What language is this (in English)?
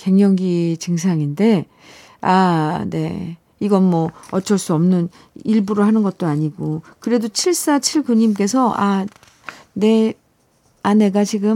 Korean